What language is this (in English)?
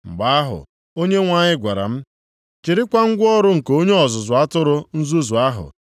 Igbo